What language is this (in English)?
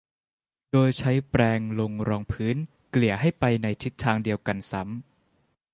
Thai